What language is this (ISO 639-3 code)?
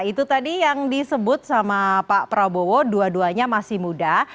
ind